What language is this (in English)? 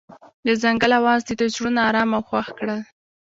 Pashto